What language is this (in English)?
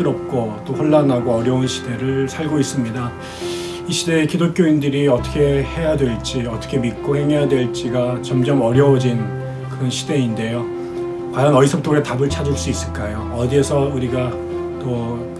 Korean